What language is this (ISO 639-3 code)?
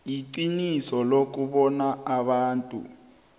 nbl